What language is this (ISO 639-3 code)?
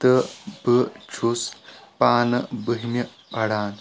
kas